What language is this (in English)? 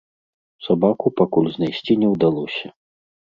Belarusian